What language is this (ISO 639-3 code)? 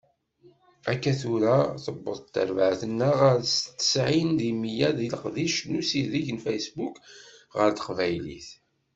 kab